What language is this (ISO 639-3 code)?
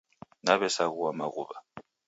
dav